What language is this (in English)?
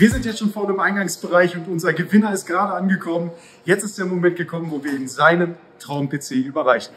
German